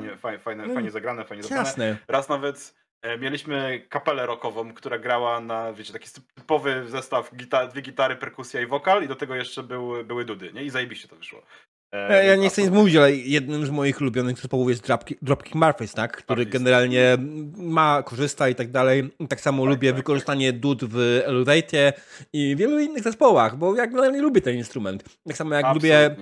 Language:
Polish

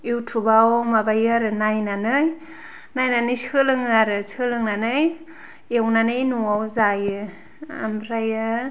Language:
Bodo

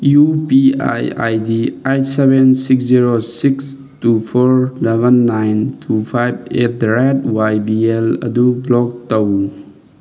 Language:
Manipuri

